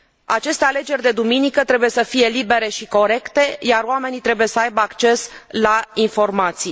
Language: Romanian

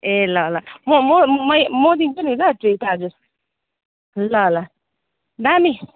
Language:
Nepali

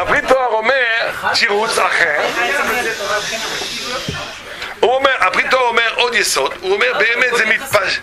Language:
Hebrew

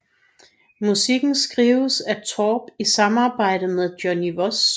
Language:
Danish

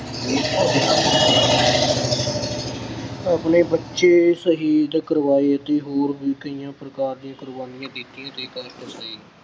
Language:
Punjabi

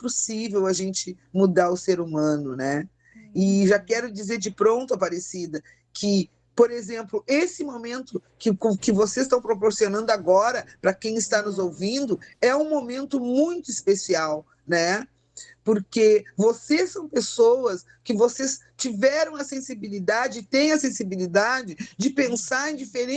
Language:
Portuguese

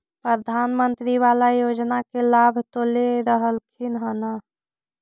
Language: Magahi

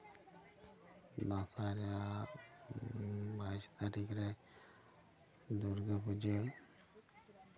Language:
Santali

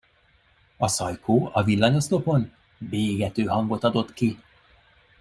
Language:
Hungarian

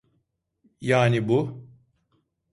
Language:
Turkish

